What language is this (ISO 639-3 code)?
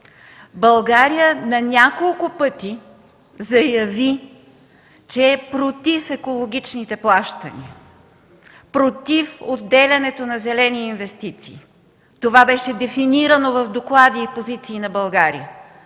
bul